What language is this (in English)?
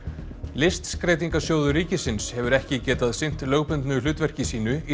Icelandic